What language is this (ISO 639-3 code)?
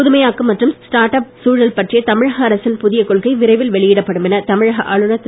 tam